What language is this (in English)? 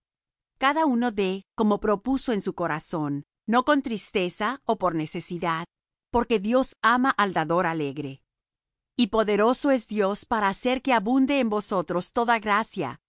Spanish